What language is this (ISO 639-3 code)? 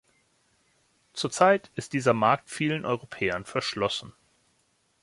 deu